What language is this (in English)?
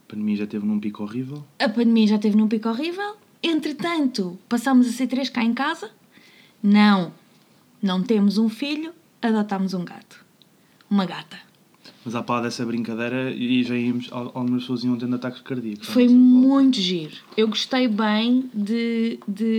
Portuguese